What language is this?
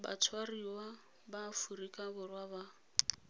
Tswana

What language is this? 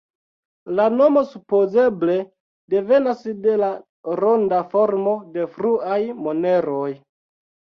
Esperanto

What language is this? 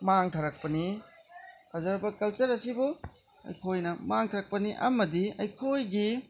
Manipuri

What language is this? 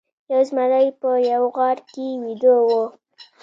Pashto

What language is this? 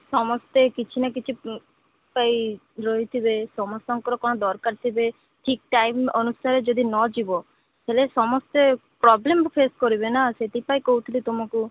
Odia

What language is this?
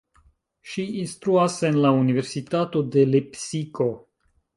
Esperanto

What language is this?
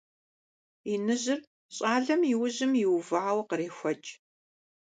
Kabardian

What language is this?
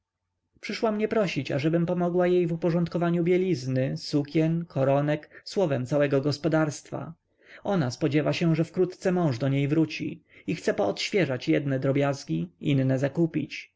Polish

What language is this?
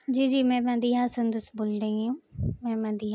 Urdu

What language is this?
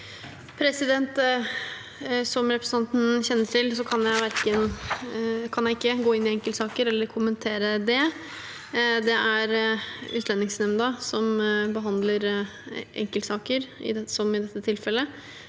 Norwegian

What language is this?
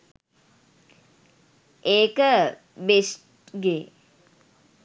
Sinhala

